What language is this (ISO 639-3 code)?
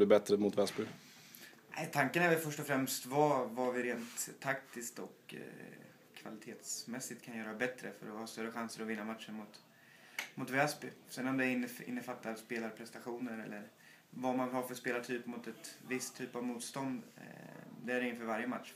swe